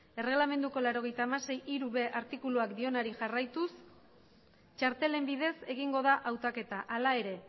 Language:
Basque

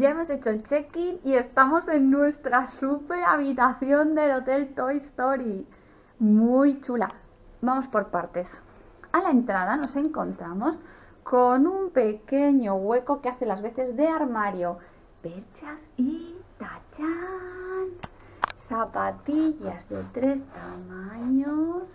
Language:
Spanish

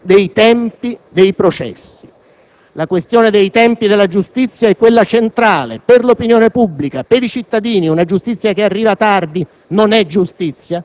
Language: Italian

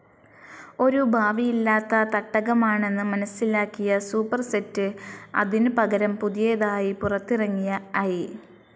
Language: Malayalam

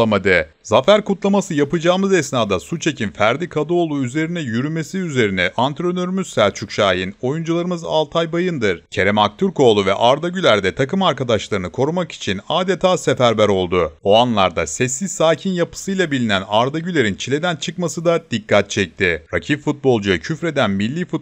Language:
Turkish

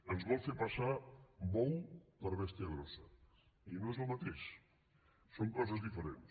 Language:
Catalan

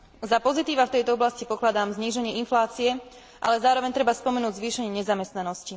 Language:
Slovak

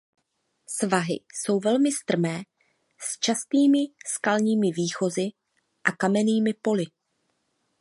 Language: Czech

